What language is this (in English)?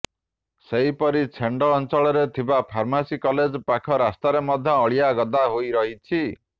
Odia